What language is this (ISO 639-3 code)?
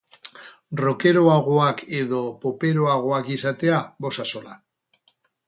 eus